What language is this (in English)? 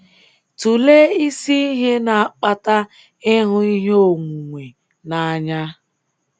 Igbo